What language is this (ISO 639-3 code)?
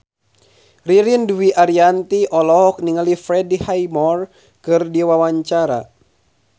sun